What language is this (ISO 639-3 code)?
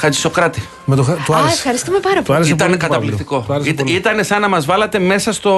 ell